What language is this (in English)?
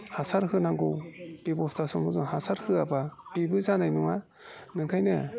Bodo